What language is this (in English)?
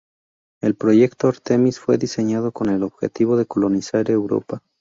Spanish